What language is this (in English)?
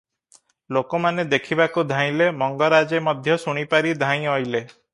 Odia